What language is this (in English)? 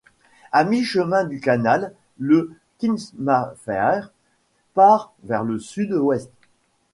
French